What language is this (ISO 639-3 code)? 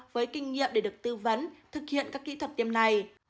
vie